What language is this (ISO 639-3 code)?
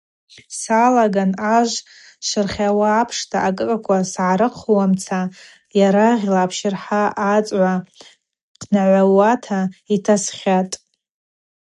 abq